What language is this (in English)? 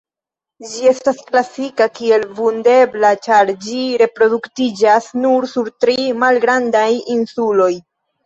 Esperanto